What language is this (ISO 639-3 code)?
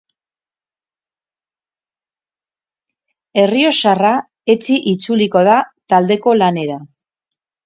eus